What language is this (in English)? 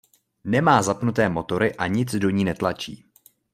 Czech